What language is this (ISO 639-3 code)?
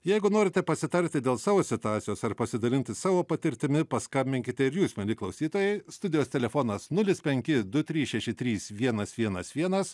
lit